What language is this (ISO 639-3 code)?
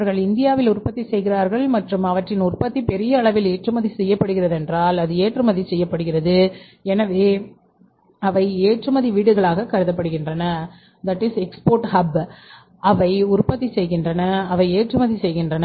tam